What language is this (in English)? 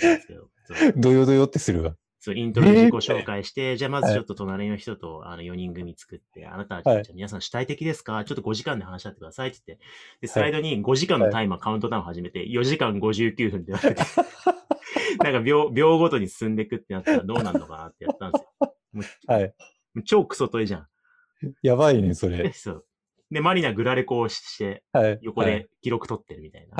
Japanese